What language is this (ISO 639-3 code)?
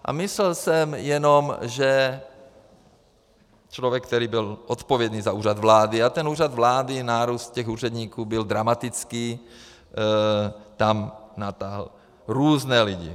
ces